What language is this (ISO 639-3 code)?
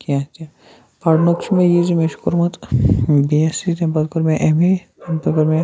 kas